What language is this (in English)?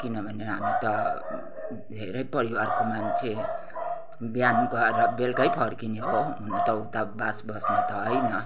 Nepali